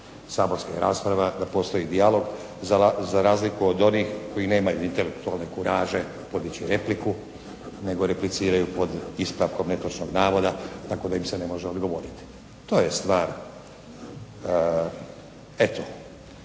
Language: Croatian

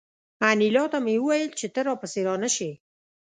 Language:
Pashto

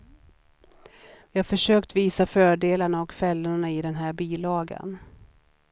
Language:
Swedish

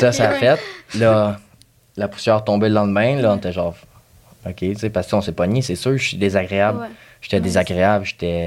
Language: French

